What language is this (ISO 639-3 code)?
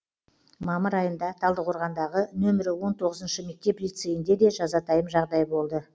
kaz